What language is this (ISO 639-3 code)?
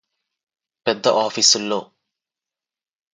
tel